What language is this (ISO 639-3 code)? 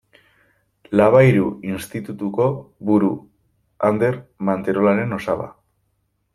eus